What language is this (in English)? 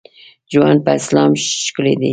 Pashto